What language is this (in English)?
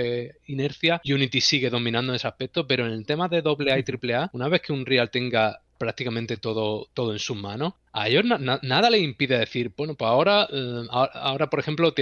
Spanish